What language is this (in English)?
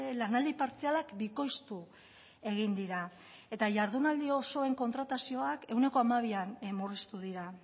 Basque